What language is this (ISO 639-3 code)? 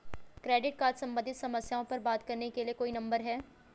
hin